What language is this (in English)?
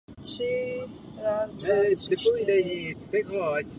Czech